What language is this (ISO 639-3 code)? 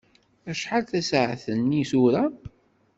kab